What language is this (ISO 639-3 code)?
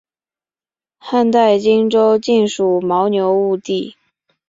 zho